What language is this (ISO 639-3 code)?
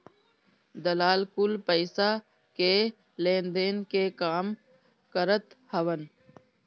bho